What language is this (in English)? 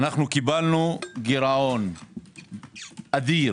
Hebrew